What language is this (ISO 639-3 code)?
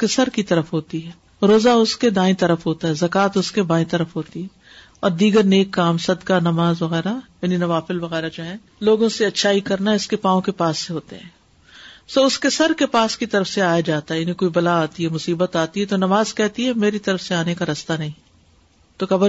urd